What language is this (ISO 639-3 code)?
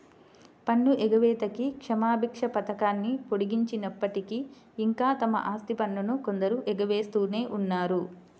tel